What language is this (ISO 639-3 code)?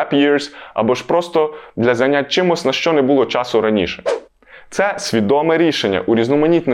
ukr